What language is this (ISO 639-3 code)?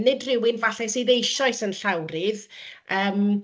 cym